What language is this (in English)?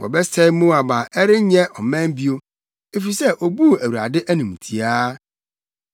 Akan